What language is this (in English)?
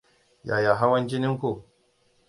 Hausa